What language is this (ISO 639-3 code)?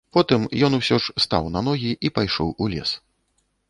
bel